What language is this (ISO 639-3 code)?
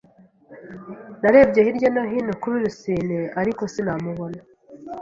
kin